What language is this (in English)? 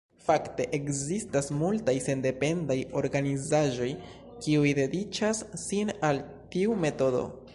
Esperanto